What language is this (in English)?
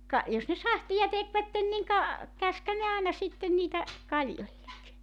Finnish